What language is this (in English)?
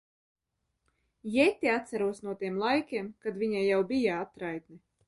Latvian